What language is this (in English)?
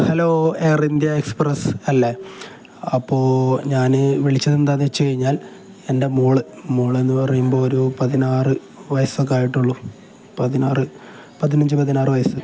Malayalam